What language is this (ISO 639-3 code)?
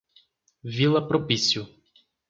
por